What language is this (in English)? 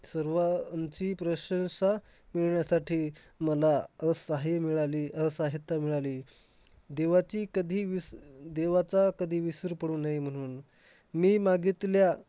Marathi